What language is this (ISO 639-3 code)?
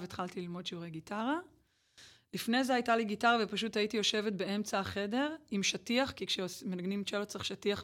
heb